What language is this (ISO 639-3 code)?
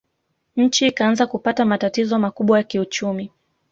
swa